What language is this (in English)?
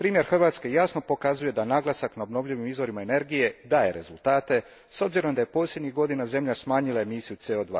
Croatian